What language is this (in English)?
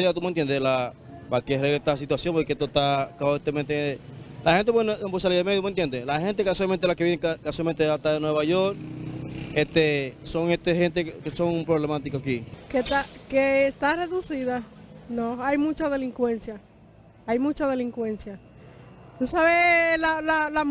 Spanish